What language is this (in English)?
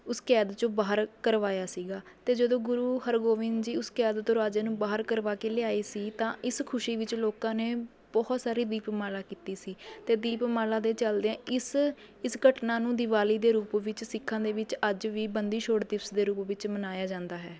Punjabi